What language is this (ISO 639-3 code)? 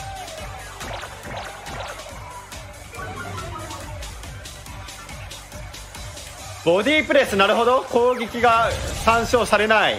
jpn